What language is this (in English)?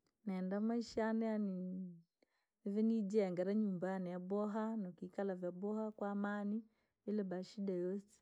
Langi